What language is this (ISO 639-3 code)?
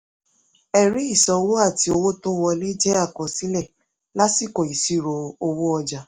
yor